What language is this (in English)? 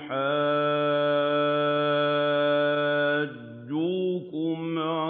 Arabic